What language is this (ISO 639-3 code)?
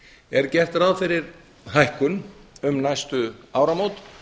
isl